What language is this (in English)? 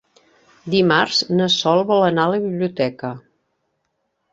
Catalan